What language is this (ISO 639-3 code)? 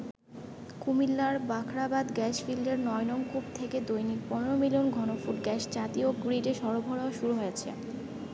ben